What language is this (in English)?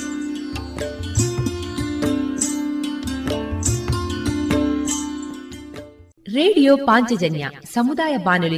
Kannada